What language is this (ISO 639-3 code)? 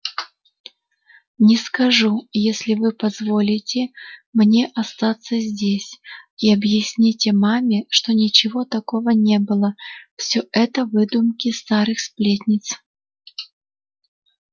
rus